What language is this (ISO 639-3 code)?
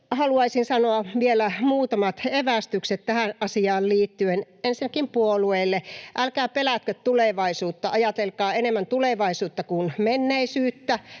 fin